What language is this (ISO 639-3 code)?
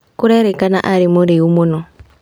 kik